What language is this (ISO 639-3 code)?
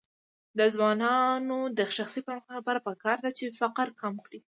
pus